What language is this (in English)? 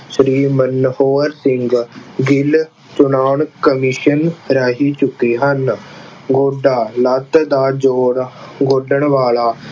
Punjabi